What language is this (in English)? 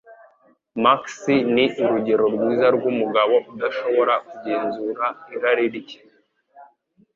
Kinyarwanda